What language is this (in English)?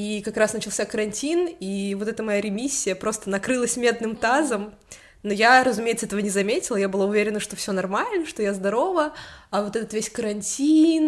Russian